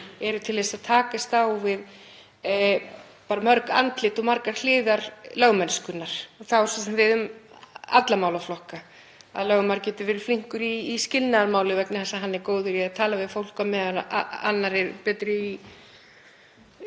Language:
Icelandic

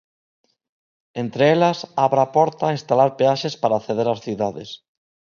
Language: Galician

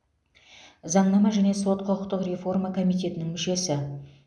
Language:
Kazakh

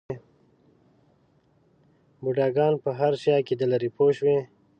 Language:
Pashto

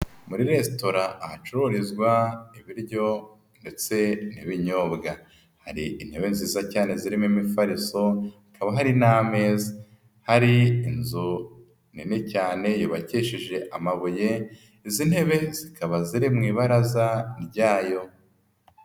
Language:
Kinyarwanda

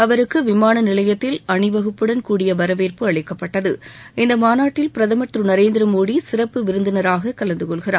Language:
Tamil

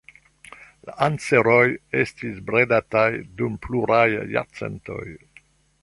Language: Esperanto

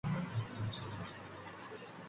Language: English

